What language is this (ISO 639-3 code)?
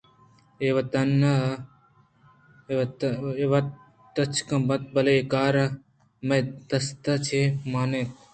bgp